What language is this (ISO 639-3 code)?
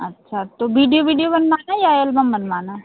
hin